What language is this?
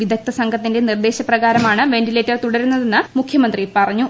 Malayalam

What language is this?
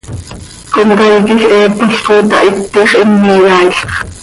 Seri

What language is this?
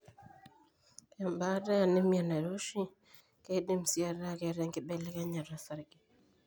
Masai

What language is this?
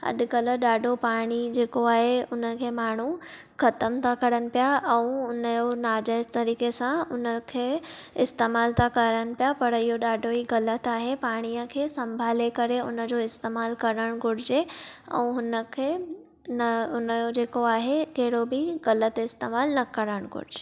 Sindhi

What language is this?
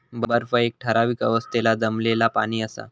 Marathi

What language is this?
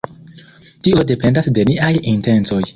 Esperanto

